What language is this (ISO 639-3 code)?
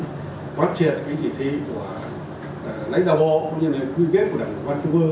vie